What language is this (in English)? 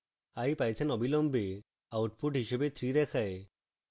Bangla